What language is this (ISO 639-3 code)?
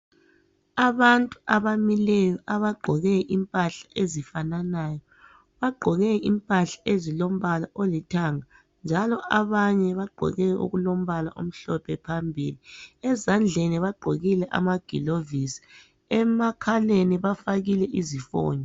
nde